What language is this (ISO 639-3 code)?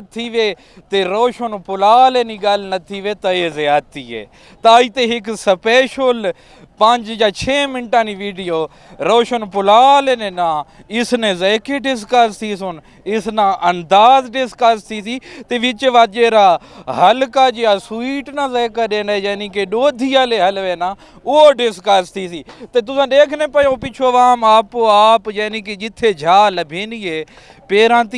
nld